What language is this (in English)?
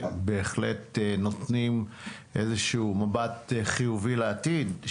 Hebrew